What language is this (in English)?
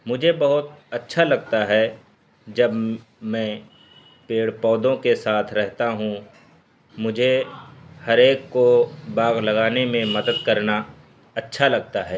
Urdu